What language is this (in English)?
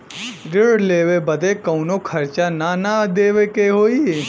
Bhojpuri